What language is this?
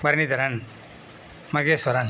Tamil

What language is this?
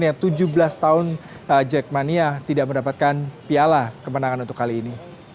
Indonesian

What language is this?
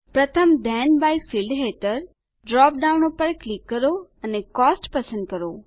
Gujarati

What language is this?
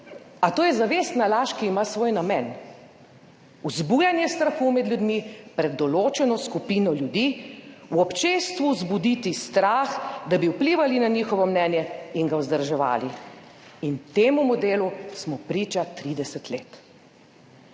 Slovenian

